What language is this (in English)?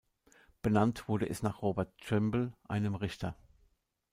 German